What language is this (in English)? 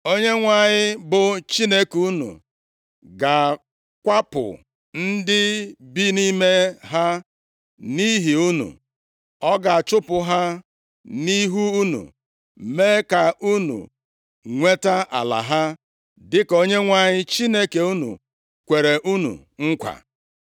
Igbo